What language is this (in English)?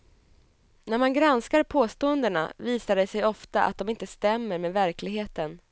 Swedish